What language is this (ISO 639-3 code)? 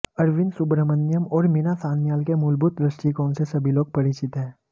hin